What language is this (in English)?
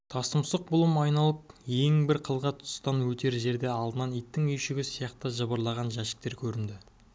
Kazakh